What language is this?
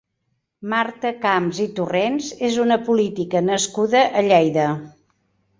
Catalan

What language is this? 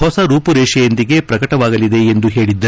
Kannada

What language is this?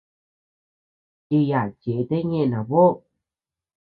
Tepeuxila Cuicatec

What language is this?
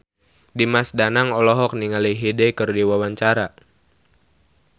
Sundanese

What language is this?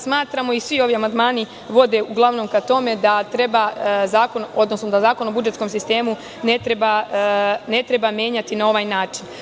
Serbian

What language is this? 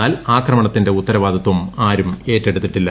Malayalam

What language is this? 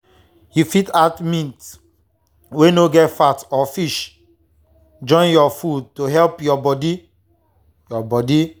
Nigerian Pidgin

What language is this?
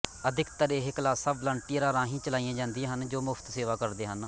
Punjabi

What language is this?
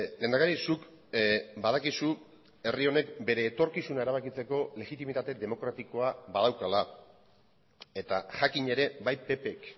Basque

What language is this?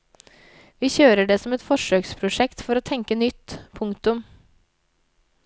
Norwegian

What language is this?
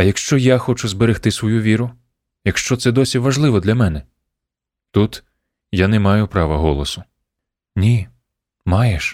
Ukrainian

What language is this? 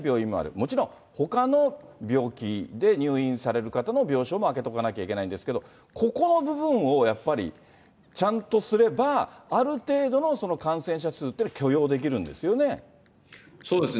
Japanese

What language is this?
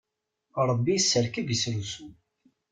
Kabyle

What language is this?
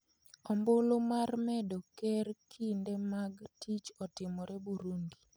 Luo (Kenya and Tanzania)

